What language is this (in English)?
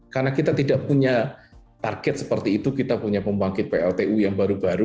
Indonesian